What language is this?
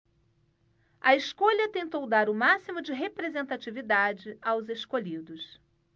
Portuguese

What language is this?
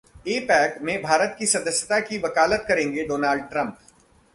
Hindi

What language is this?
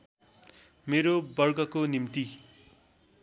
Nepali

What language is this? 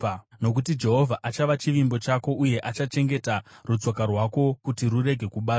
Shona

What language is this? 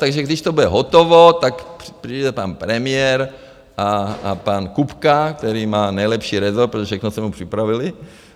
Czech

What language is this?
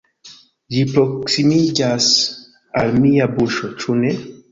Esperanto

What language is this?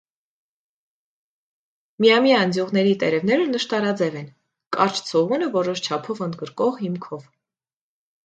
Armenian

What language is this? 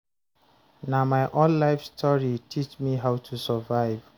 Nigerian Pidgin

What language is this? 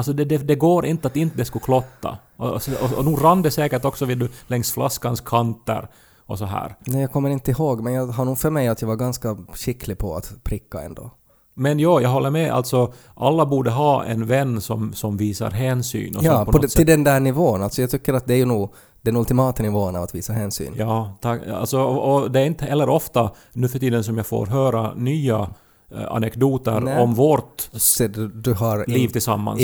Swedish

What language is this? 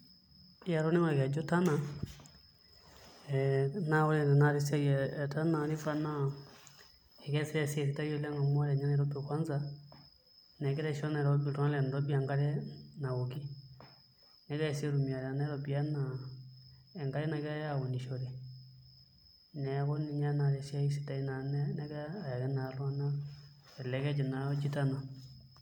Masai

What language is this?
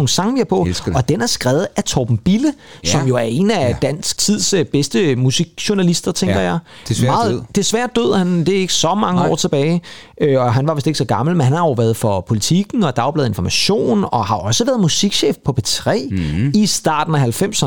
Danish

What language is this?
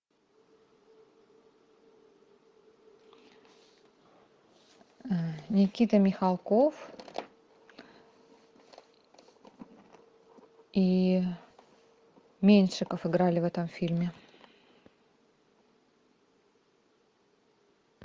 Russian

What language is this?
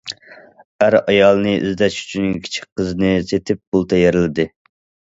Uyghur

